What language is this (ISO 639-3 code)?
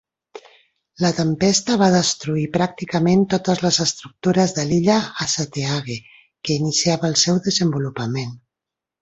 cat